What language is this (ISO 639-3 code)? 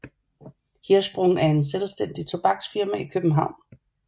dan